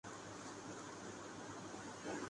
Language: Urdu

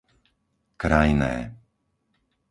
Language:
Slovak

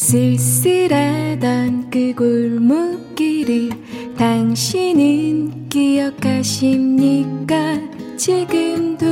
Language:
Korean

